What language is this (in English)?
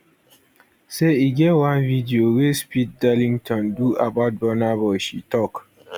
Nigerian Pidgin